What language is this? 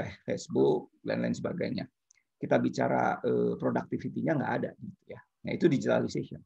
Indonesian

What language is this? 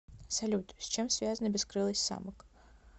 Russian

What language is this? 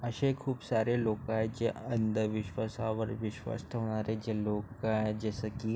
Marathi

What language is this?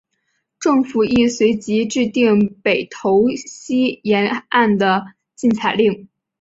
Chinese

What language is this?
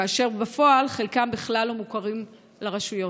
Hebrew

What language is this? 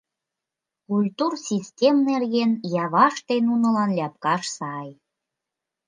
Mari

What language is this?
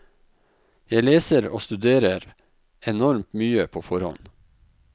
Norwegian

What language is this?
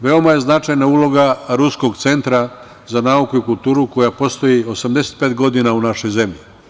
Serbian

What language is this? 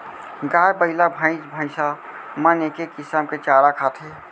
Chhattisgarhi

